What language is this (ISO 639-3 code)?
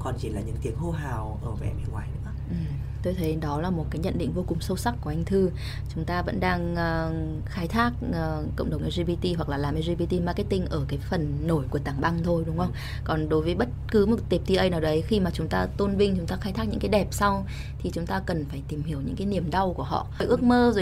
vie